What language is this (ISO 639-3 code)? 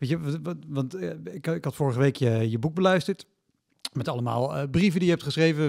nld